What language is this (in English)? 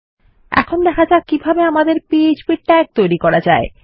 Bangla